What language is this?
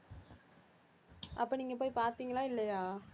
Tamil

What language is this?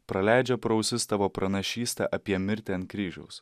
Lithuanian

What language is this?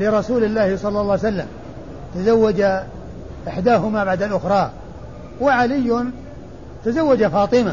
Arabic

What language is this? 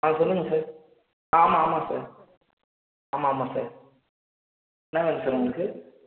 Tamil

